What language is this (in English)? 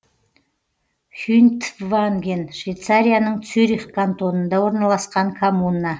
Kazakh